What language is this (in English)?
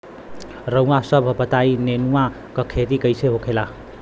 Bhojpuri